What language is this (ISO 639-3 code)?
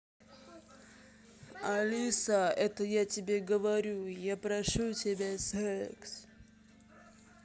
rus